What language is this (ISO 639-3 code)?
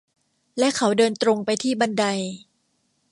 tha